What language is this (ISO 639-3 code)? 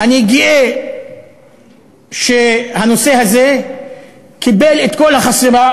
heb